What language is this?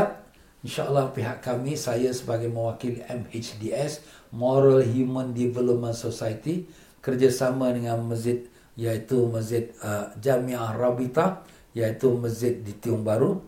Malay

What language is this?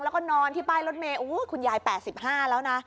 Thai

